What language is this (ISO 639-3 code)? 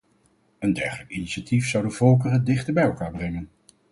nld